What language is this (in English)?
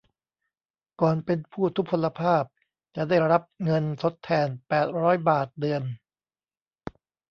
Thai